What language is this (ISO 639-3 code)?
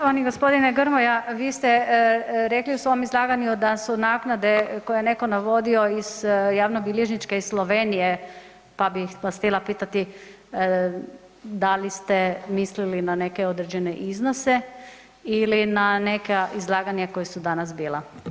hrv